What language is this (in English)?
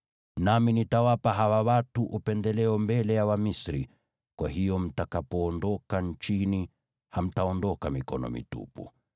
Swahili